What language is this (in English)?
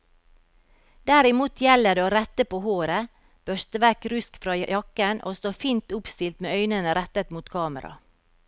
Norwegian